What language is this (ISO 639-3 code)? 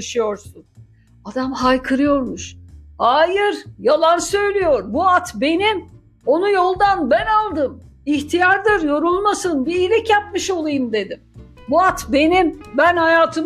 tur